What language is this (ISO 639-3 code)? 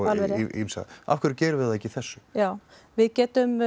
isl